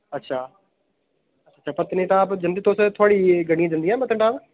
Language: Dogri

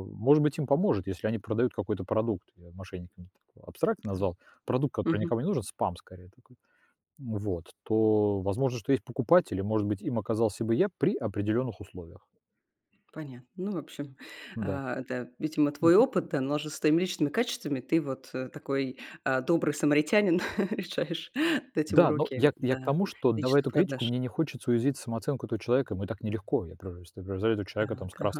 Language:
Russian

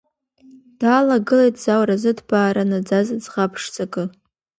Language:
Abkhazian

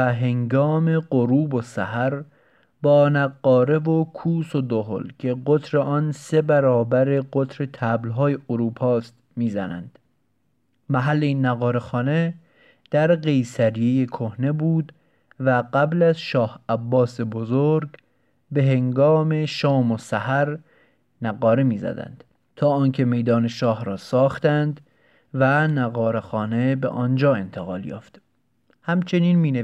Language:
Persian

